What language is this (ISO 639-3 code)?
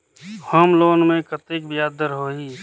hne